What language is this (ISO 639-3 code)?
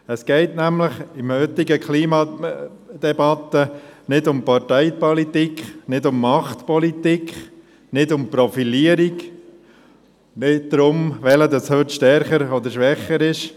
gsw